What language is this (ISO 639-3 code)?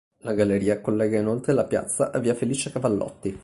ita